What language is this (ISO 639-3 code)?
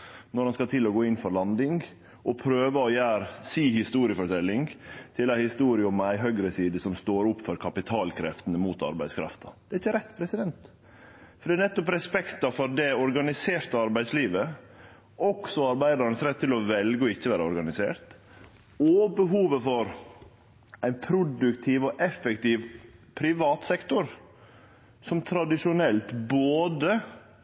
nno